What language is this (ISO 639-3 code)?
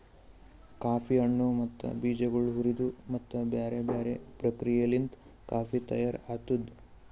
kan